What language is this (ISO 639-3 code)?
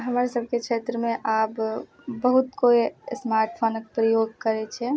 mai